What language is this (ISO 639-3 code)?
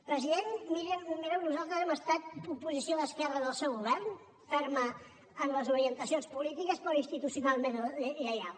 cat